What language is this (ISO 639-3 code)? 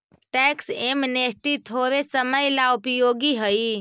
mag